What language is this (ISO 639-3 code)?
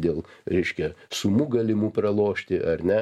lit